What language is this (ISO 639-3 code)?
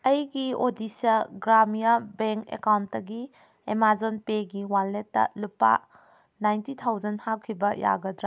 mni